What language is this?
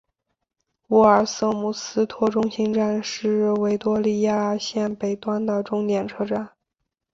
Chinese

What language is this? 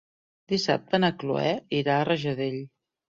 Catalan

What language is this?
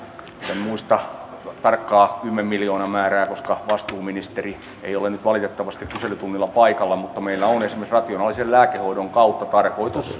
Finnish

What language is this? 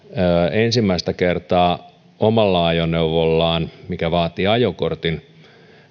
Finnish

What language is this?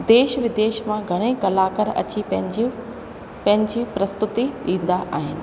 Sindhi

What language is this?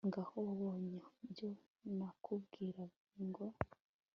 Kinyarwanda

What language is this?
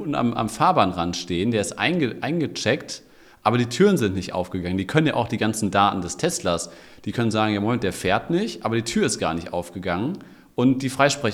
German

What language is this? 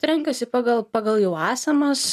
Lithuanian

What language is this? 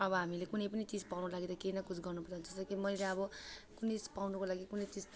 Nepali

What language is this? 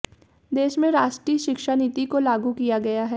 Hindi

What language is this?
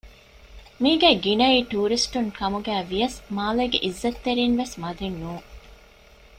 Divehi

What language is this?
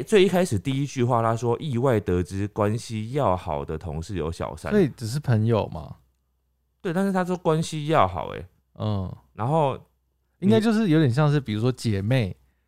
Chinese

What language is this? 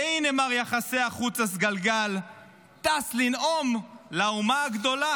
Hebrew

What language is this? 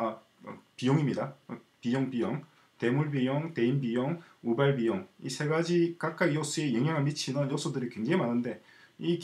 Korean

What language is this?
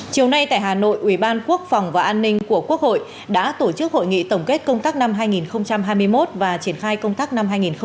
Vietnamese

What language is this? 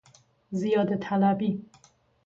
Persian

